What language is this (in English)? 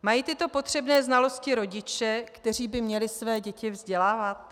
Czech